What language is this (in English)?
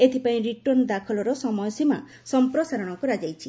Odia